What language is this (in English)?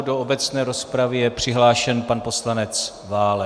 Czech